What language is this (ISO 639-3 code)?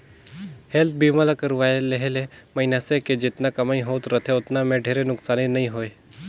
hne